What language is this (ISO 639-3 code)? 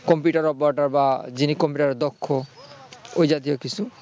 ben